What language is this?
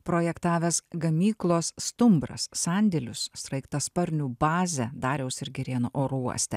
Lithuanian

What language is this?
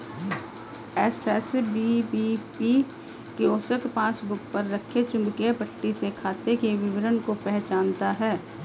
Hindi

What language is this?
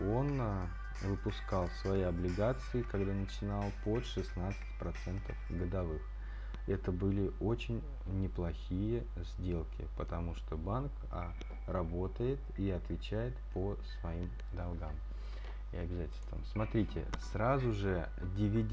Russian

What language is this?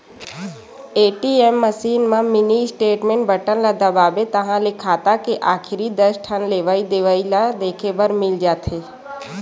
Chhattisgarhi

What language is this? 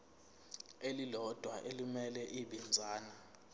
Zulu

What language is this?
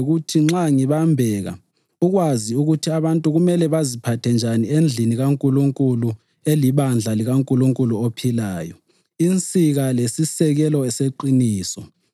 North Ndebele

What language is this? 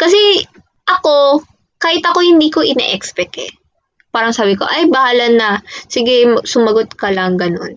Filipino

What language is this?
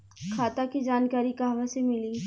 Bhojpuri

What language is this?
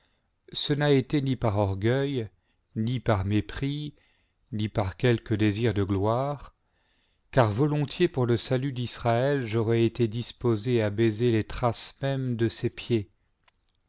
French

